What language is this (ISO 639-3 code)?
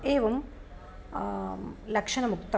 san